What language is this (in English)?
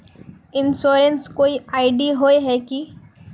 Magahi